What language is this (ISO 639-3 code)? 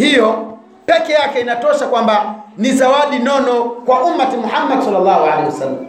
swa